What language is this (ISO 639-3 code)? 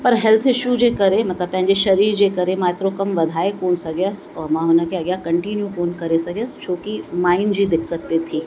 snd